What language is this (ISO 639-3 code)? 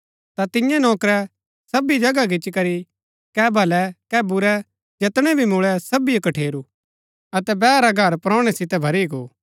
gbk